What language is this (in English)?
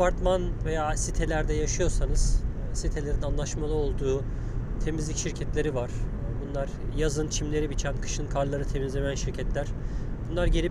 Turkish